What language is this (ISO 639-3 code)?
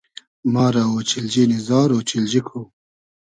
haz